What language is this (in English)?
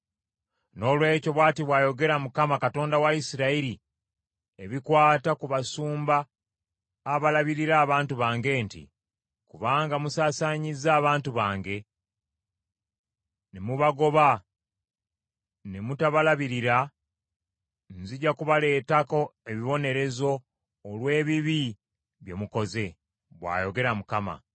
Ganda